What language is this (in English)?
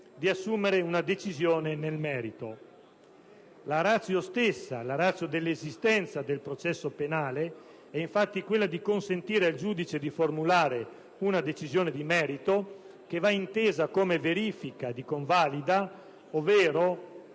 Italian